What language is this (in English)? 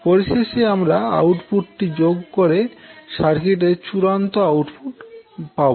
Bangla